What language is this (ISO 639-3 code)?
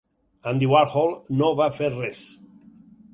cat